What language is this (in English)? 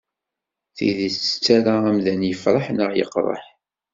Kabyle